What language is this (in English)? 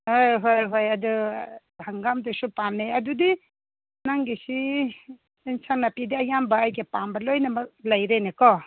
Manipuri